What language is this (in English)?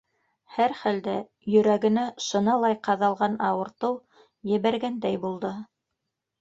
Bashkir